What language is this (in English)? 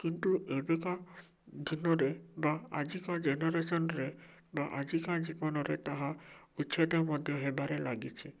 Odia